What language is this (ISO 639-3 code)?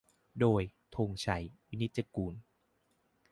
tha